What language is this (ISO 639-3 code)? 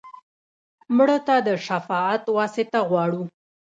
pus